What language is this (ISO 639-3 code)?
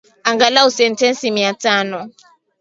swa